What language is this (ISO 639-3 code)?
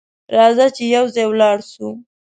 pus